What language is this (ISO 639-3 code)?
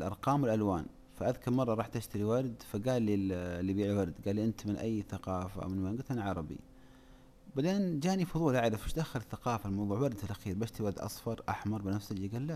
ara